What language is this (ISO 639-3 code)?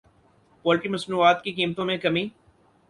urd